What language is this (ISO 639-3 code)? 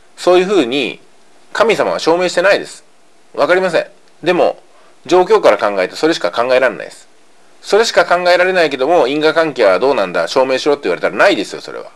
jpn